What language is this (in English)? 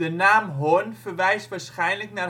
Dutch